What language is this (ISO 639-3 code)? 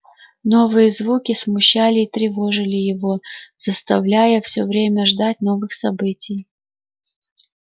rus